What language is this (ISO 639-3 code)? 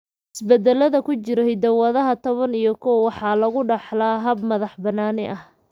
som